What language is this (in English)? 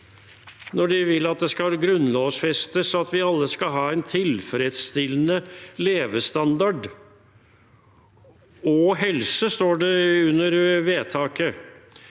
Norwegian